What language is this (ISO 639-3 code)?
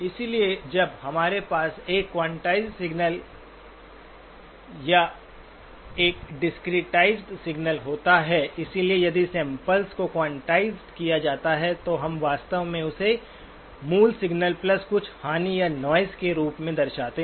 hin